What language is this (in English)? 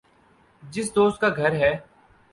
Urdu